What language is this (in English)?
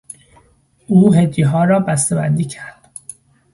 Persian